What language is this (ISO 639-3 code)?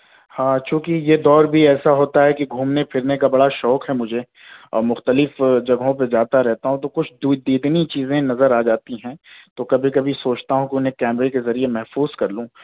urd